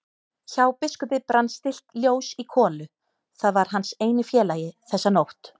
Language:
Icelandic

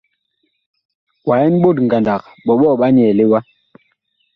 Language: Bakoko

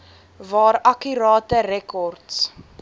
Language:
Afrikaans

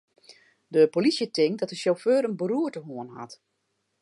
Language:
Western Frisian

